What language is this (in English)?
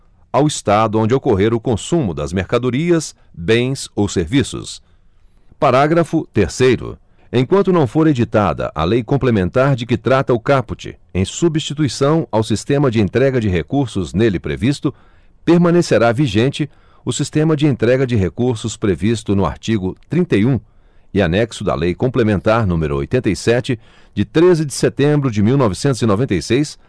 Portuguese